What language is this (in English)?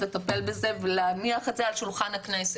Hebrew